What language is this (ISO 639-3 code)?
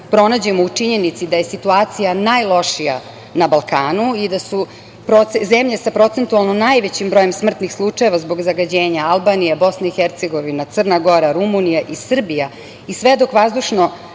srp